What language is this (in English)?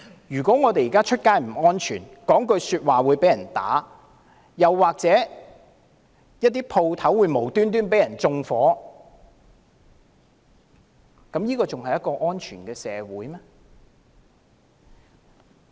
Cantonese